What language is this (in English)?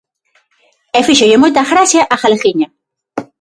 Galician